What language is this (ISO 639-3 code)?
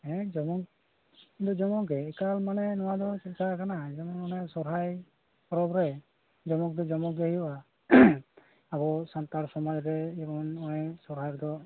sat